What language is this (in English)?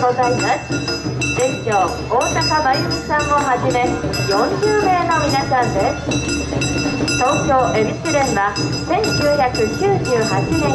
Japanese